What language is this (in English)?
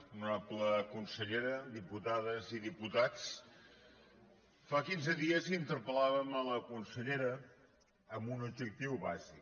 Catalan